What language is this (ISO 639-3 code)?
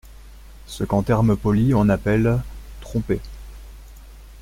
fra